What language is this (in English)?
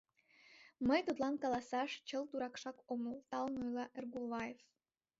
Mari